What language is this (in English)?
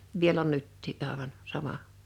Finnish